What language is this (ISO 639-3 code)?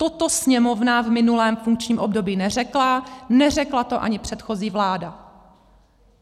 ces